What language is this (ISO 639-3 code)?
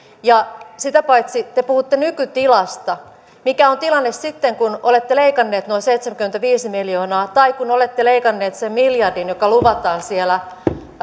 fin